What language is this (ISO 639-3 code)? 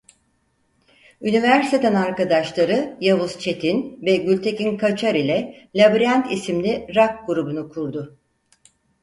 tur